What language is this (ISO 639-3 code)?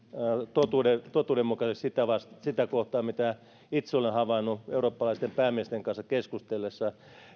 fin